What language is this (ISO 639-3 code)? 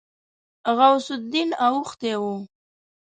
pus